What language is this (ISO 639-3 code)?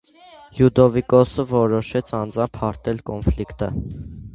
hye